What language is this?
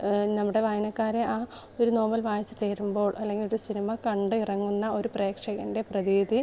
Malayalam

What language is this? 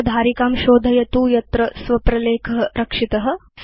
Sanskrit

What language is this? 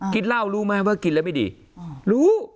Thai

